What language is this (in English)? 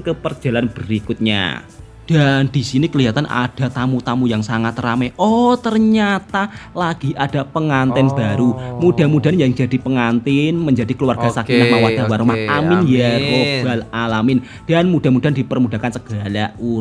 Indonesian